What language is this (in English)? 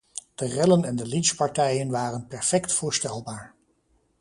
Dutch